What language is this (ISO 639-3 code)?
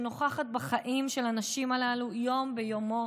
heb